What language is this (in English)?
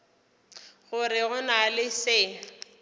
Northern Sotho